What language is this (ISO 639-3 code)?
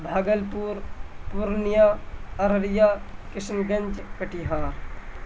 urd